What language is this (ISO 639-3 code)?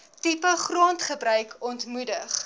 afr